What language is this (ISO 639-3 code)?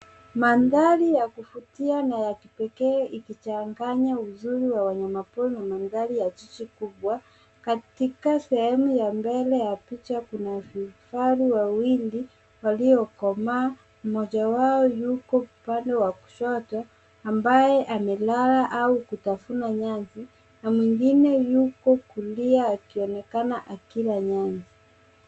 swa